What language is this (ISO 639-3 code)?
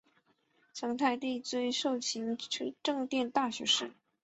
zho